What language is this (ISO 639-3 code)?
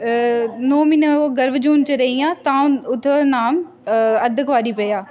doi